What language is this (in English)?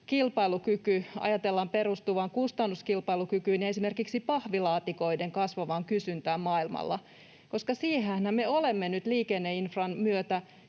Finnish